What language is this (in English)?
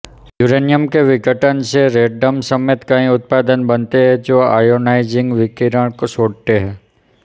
Hindi